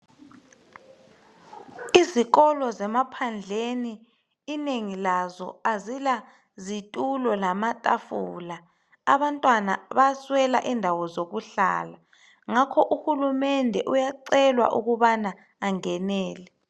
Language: North Ndebele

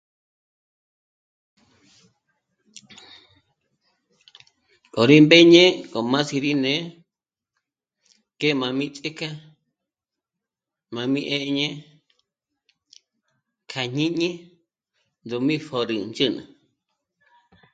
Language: Michoacán Mazahua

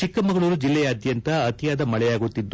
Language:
Kannada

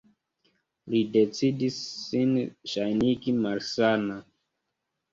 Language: Esperanto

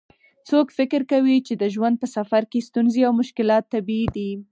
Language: Pashto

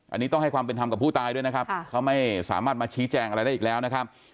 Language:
Thai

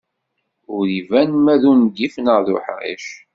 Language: Kabyle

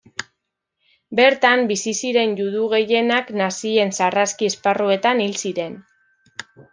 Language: Basque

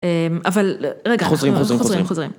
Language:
Hebrew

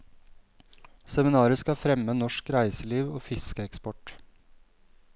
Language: Norwegian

